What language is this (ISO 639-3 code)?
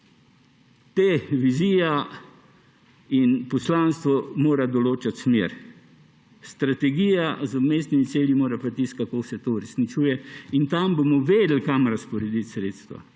slv